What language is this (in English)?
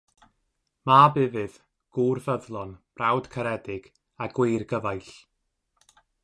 Welsh